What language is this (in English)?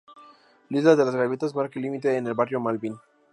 Spanish